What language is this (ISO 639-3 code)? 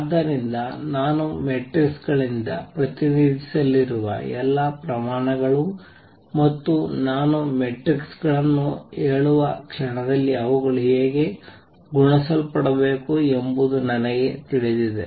kan